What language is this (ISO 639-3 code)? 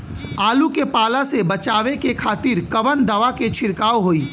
bho